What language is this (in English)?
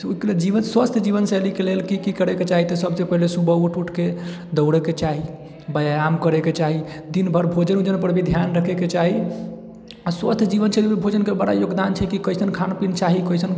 Maithili